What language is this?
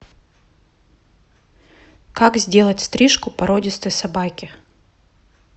Russian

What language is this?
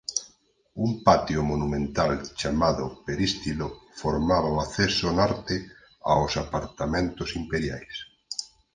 Galician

